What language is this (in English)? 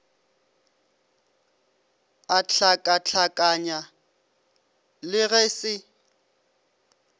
Northern Sotho